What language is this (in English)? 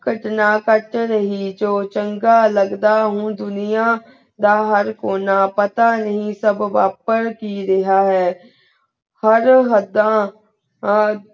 Punjabi